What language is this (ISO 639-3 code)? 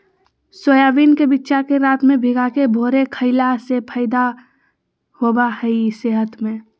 mag